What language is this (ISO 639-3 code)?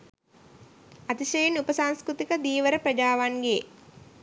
sin